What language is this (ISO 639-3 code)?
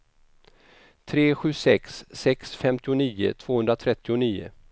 swe